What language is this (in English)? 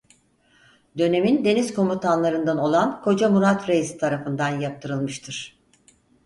Turkish